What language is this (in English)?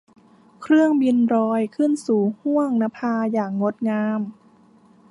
Thai